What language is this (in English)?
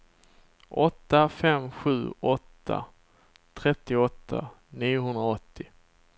Swedish